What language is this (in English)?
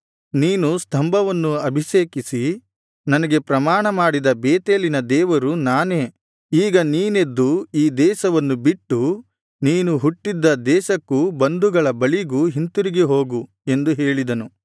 Kannada